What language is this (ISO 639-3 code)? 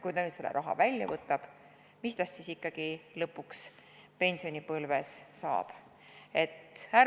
est